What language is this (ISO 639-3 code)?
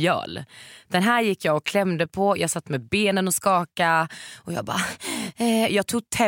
swe